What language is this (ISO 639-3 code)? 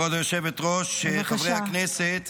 heb